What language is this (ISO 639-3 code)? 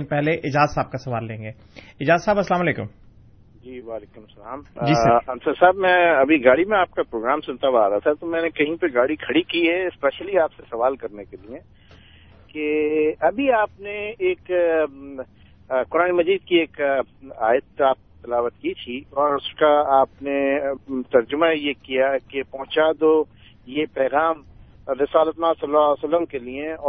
urd